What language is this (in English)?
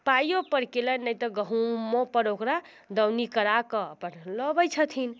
Maithili